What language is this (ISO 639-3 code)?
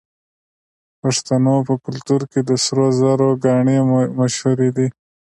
pus